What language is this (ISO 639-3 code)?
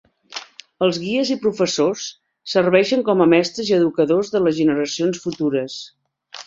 cat